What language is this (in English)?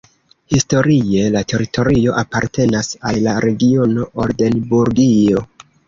Esperanto